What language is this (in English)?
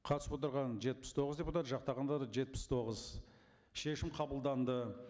Kazakh